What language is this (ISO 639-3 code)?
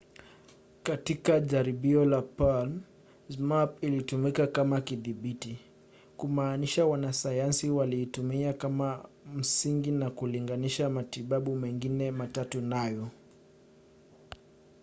swa